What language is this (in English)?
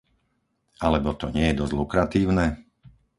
Slovak